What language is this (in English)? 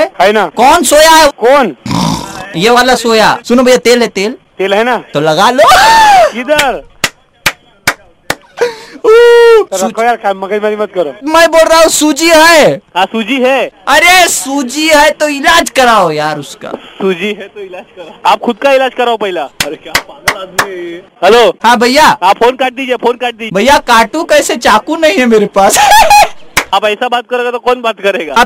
Hindi